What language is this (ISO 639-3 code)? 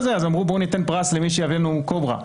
heb